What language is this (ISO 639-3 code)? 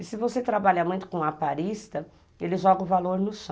por